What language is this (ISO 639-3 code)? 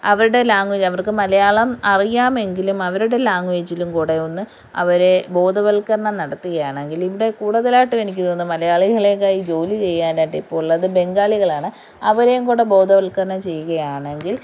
mal